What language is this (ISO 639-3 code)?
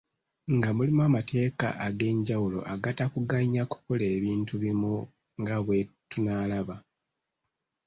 lug